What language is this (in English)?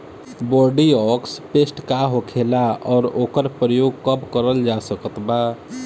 Bhojpuri